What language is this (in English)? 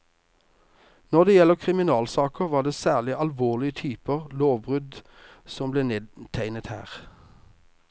Norwegian